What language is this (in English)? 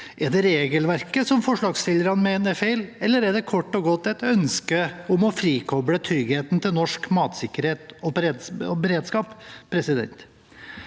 Norwegian